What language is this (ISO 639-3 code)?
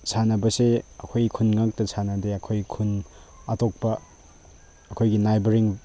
mni